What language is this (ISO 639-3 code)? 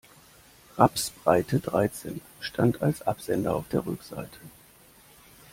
deu